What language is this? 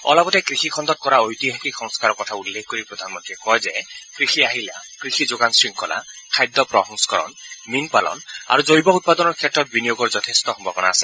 Assamese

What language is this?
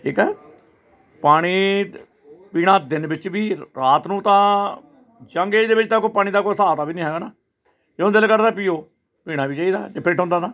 Punjabi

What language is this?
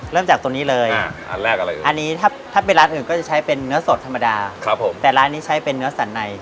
Thai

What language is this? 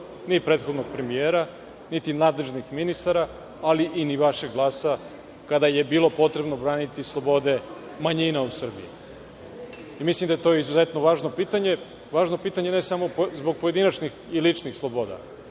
Serbian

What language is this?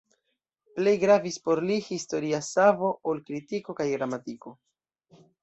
Esperanto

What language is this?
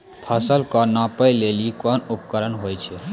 Maithili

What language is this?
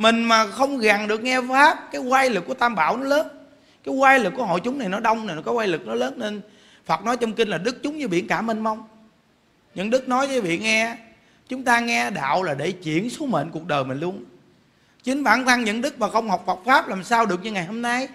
Vietnamese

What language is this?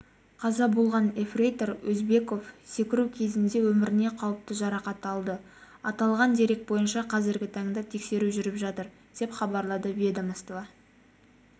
Kazakh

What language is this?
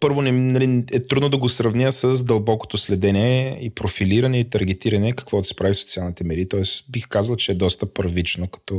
Bulgarian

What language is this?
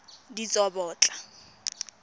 Tswana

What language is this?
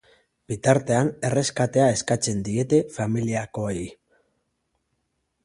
Basque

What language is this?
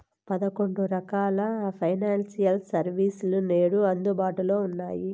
Telugu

